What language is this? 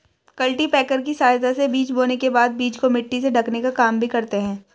Hindi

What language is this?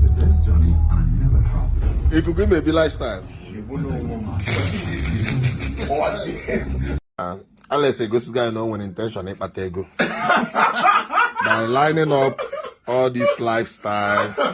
English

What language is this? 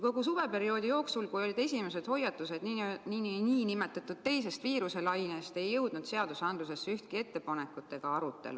Estonian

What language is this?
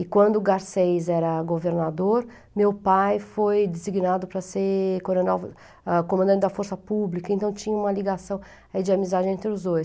Portuguese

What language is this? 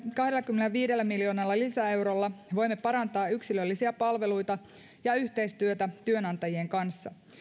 Finnish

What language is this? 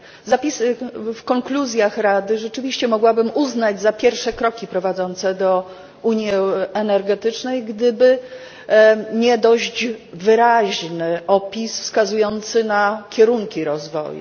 Polish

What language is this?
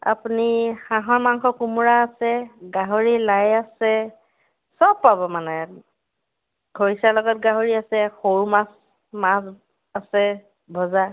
Assamese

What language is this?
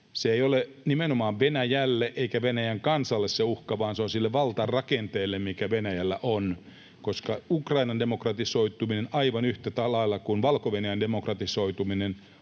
Finnish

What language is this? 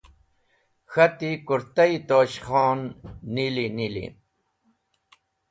Wakhi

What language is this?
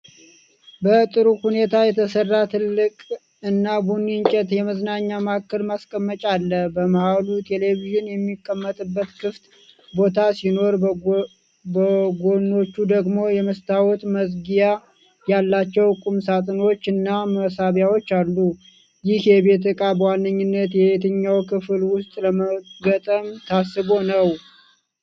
Amharic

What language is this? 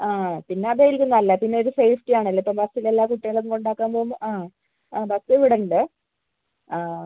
Malayalam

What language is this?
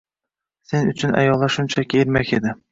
Uzbek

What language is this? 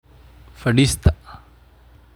Somali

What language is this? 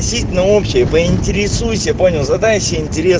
Russian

